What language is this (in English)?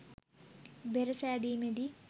Sinhala